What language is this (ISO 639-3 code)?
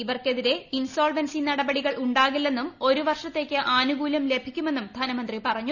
mal